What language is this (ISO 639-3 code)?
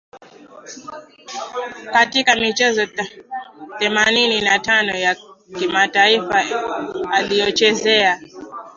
swa